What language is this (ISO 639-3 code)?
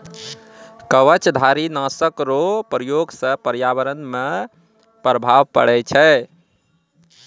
mai